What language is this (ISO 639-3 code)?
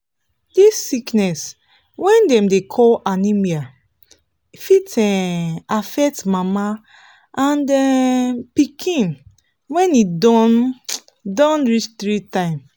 pcm